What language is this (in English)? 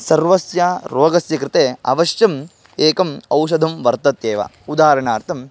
Sanskrit